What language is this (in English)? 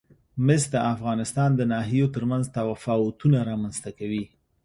Pashto